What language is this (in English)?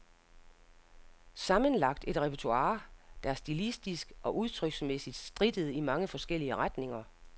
Danish